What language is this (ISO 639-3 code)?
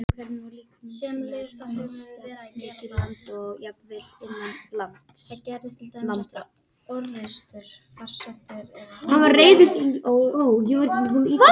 isl